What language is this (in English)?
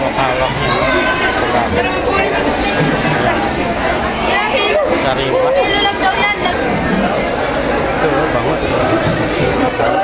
Thai